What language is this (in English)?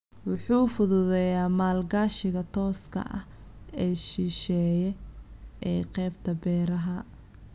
Somali